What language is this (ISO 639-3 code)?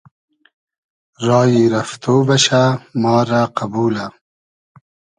haz